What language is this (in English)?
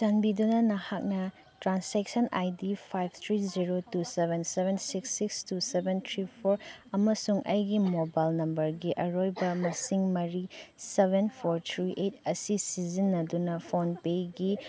Manipuri